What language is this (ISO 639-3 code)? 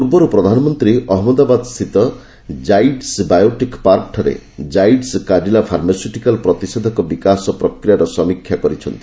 ori